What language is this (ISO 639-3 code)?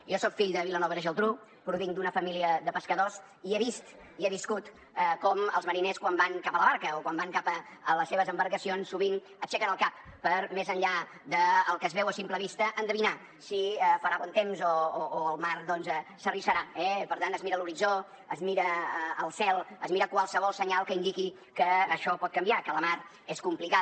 cat